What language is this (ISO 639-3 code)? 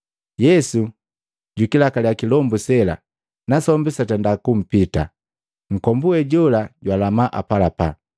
mgv